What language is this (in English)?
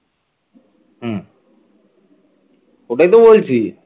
Bangla